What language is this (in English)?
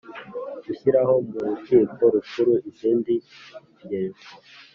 Kinyarwanda